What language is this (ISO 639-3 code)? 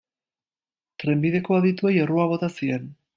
eus